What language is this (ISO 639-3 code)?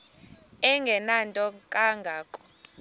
xho